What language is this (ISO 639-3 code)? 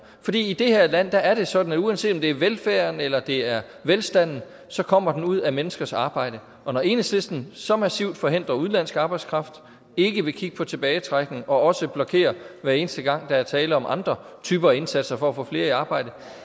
dan